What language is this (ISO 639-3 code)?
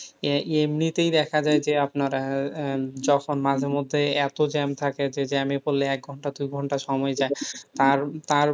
ben